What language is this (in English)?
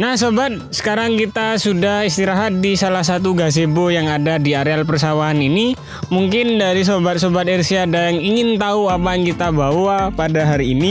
Indonesian